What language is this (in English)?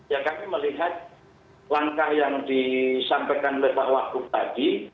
Indonesian